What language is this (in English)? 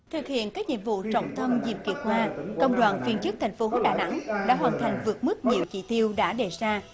Vietnamese